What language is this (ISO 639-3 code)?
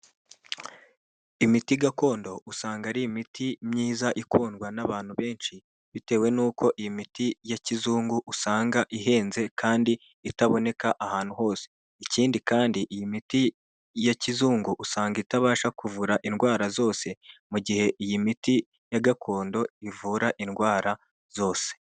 kin